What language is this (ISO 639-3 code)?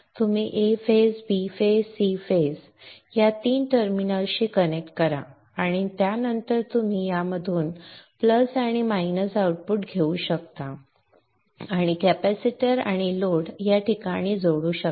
mar